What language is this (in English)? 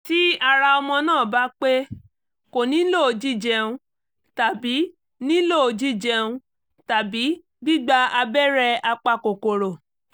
Yoruba